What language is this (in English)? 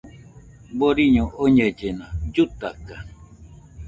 Nüpode Huitoto